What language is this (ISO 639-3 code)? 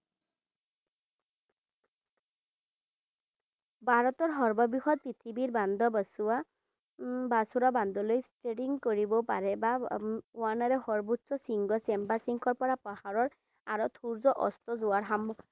asm